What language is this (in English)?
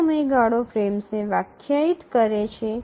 Gujarati